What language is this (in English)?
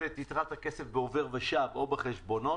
Hebrew